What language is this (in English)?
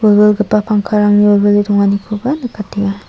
Garo